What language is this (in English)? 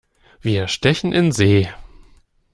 German